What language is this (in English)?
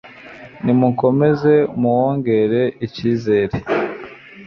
Kinyarwanda